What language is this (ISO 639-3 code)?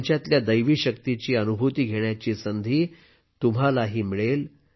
mar